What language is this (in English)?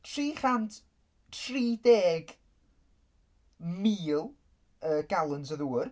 Welsh